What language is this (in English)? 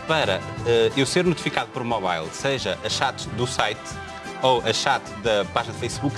Portuguese